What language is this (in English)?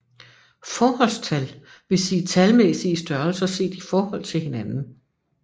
Danish